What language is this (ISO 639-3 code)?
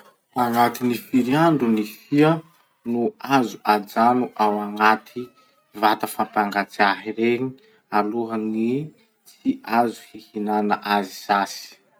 msh